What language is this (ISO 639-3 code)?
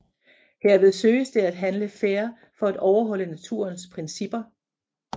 dan